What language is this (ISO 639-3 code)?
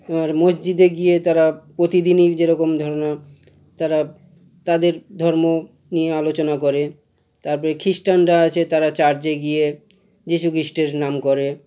ben